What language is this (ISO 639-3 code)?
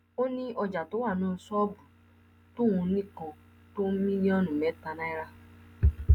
yor